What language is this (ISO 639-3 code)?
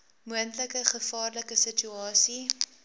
afr